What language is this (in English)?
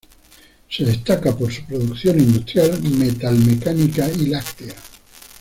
Spanish